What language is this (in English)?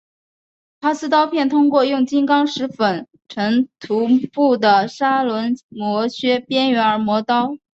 Chinese